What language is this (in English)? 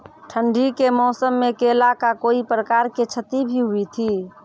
Maithili